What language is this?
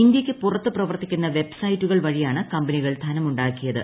Malayalam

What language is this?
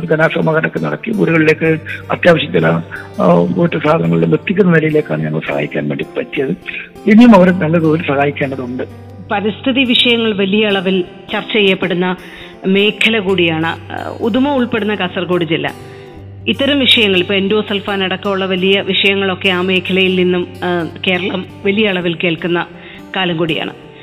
Malayalam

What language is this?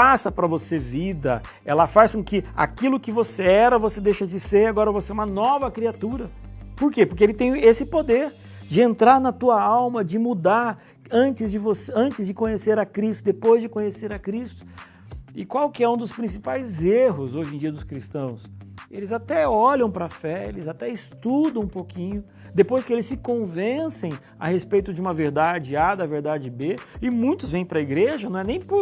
Portuguese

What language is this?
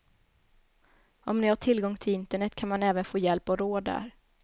Swedish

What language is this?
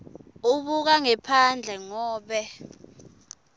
Swati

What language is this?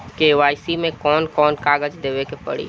Bhojpuri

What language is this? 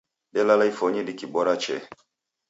Taita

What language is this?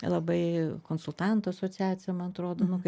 Lithuanian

